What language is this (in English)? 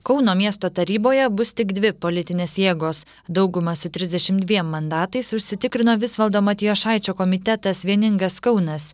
Lithuanian